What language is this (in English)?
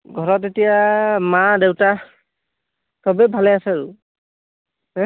Assamese